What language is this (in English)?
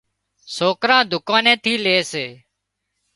Wadiyara Koli